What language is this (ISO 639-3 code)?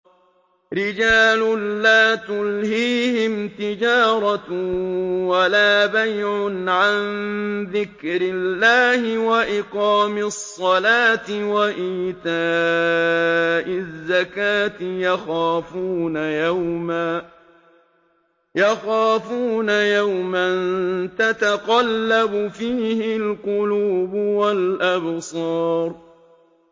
ara